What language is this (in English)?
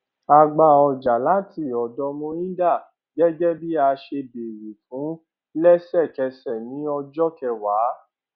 Yoruba